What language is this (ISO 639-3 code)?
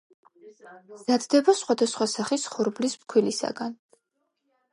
kat